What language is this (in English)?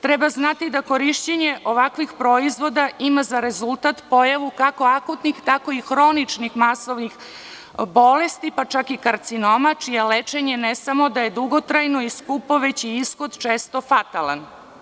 Serbian